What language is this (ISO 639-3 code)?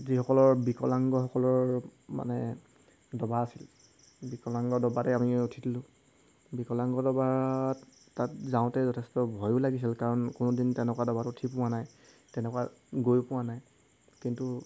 asm